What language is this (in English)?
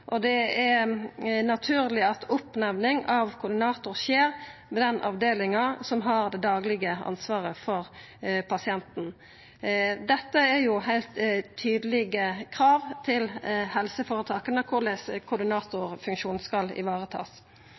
Norwegian Nynorsk